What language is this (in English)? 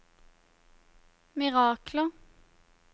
Norwegian